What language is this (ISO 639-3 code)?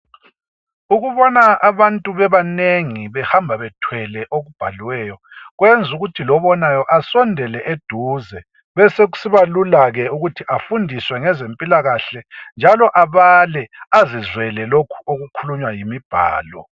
nde